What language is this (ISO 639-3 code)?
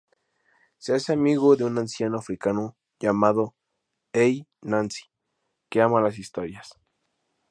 spa